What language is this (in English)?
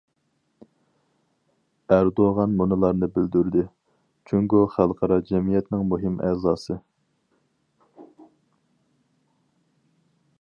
Uyghur